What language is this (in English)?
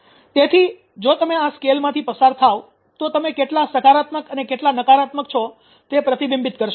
Gujarati